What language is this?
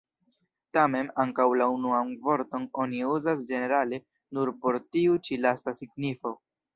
Esperanto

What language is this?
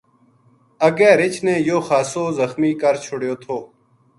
Gujari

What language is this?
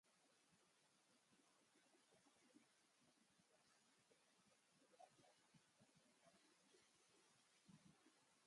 Basque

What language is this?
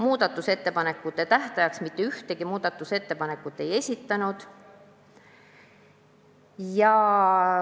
Estonian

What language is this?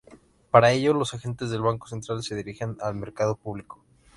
Spanish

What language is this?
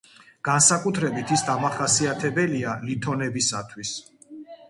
Georgian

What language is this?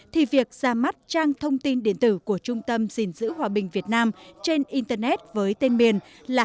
Vietnamese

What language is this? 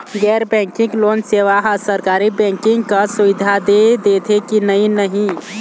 Chhattisgarhi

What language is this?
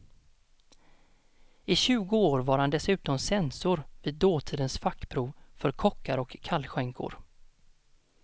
Swedish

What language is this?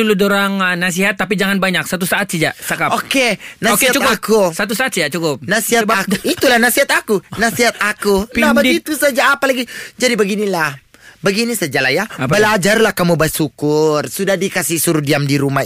Malay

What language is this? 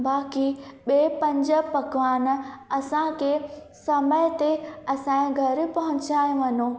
Sindhi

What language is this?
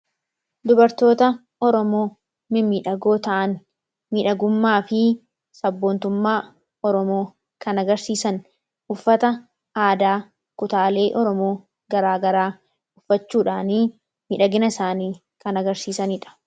Oromo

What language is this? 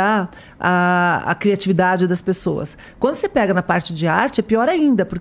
Portuguese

